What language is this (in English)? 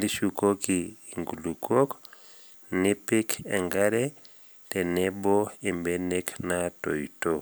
Masai